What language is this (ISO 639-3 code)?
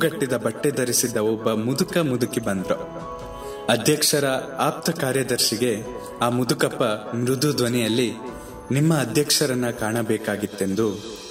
kan